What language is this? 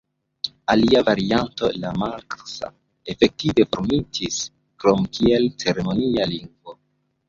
Esperanto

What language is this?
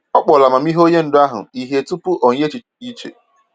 Igbo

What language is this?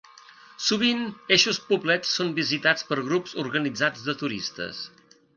Catalan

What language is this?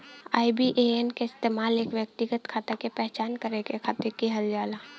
Bhojpuri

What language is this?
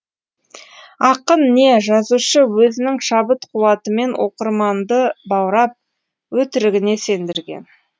Kazakh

